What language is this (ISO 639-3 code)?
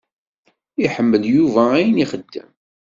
kab